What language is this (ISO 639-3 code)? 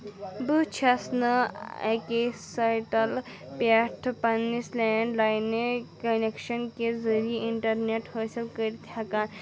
kas